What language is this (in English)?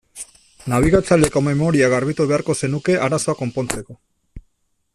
Basque